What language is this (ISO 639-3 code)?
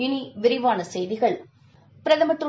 tam